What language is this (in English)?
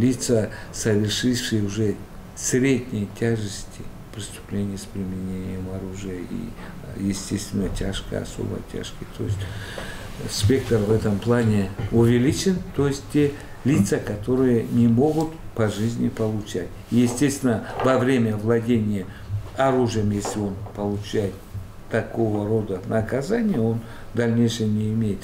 Russian